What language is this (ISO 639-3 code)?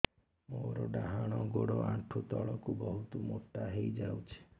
ori